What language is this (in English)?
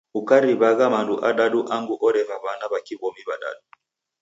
Taita